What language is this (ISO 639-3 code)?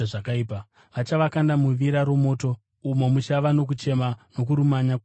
sna